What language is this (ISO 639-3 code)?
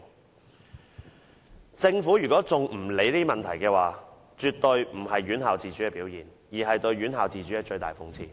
yue